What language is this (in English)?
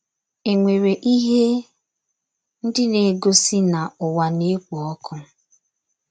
Igbo